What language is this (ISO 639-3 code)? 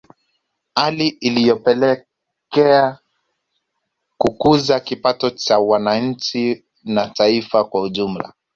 swa